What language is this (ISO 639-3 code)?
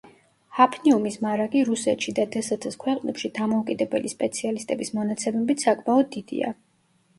kat